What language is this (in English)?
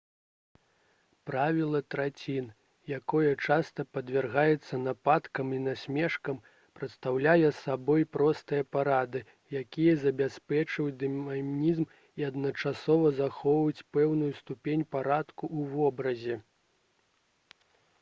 Belarusian